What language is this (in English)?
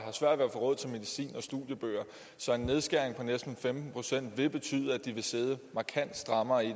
Danish